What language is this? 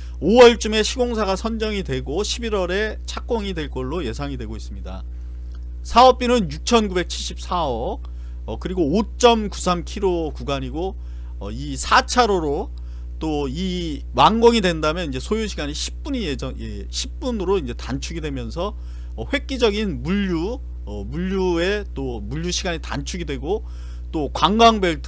Korean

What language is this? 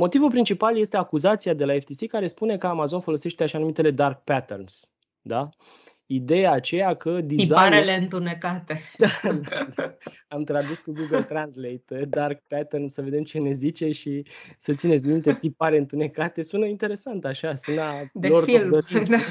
Romanian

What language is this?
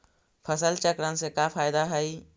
Magahi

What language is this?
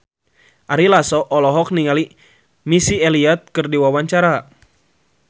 Sundanese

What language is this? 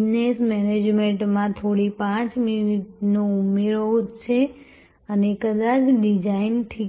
Gujarati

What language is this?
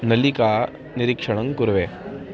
Sanskrit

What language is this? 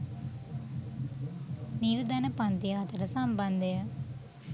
Sinhala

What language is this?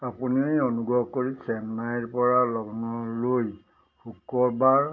Assamese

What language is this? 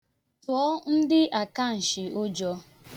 Igbo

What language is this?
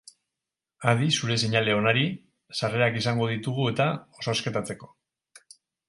Basque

